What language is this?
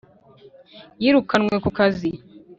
Kinyarwanda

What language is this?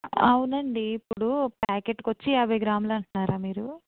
Telugu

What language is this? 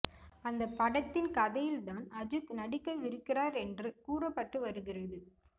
Tamil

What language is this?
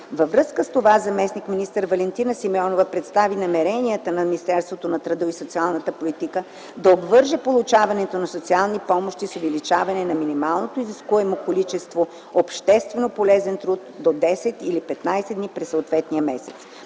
Bulgarian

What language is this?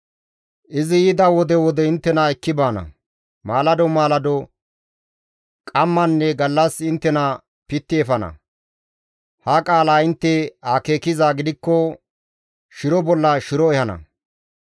Gamo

